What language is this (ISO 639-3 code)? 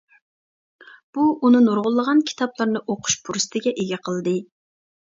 uig